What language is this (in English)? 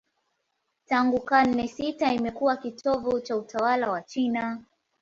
Swahili